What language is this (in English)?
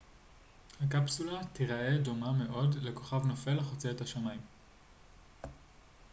Hebrew